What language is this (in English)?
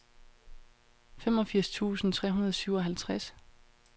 Danish